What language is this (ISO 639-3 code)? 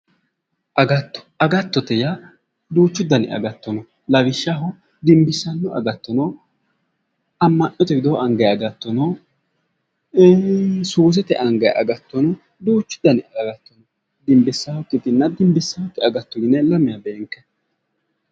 sid